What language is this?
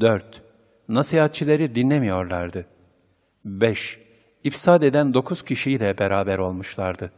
Turkish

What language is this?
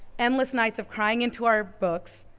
English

